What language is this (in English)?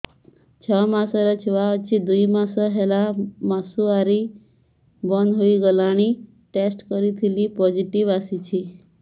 Odia